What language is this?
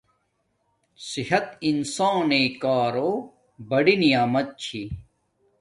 Domaaki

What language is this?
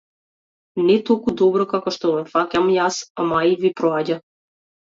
Macedonian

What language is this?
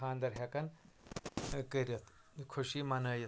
Kashmiri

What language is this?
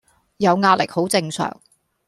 Cantonese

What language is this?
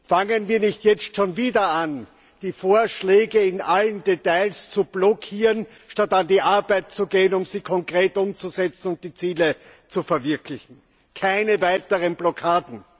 German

